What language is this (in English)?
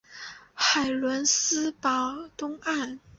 Chinese